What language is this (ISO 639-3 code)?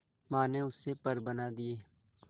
hin